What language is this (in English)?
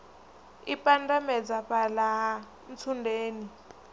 Venda